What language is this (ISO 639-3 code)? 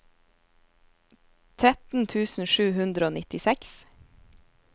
nor